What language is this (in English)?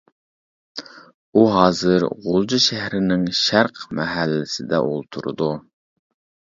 Uyghur